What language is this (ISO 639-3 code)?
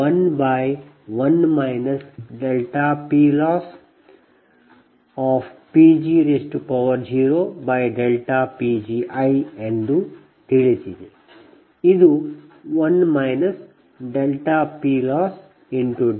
kan